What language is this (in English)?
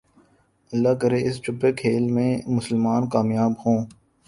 Urdu